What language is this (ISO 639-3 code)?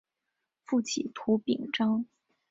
zho